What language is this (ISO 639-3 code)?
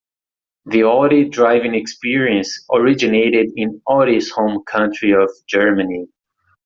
eng